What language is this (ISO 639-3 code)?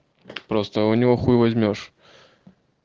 rus